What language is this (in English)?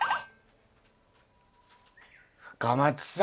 Japanese